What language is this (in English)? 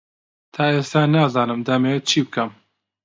Central Kurdish